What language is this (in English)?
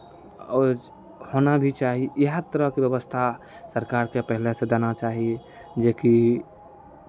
Maithili